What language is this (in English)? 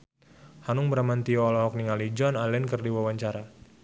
Sundanese